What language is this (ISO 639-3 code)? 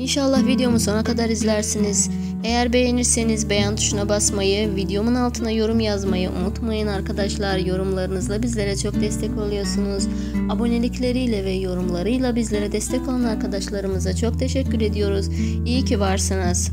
tur